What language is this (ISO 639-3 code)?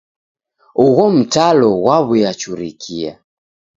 dav